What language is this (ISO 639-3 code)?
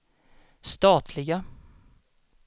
swe